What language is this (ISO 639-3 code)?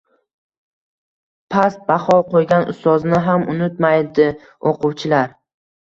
uzb